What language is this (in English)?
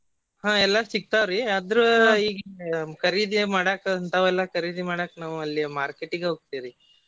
Kannada